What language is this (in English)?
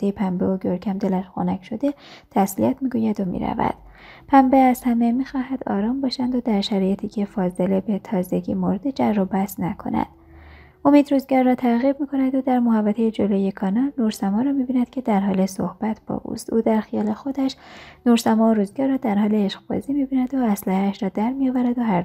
Persian